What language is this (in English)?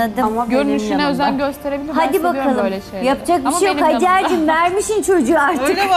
Turkish